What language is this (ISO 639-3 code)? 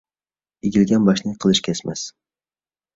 uig